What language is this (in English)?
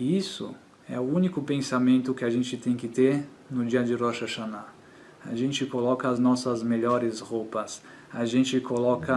Portuguese